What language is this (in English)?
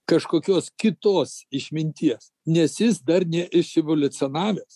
Lithuanian